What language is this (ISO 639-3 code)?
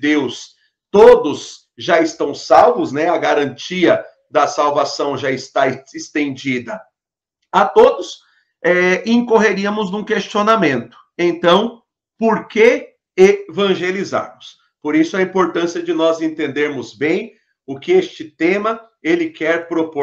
por